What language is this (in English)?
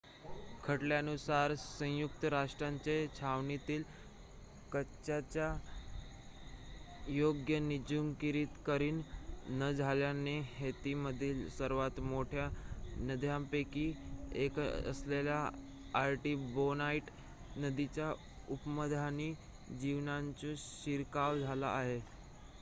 Marathi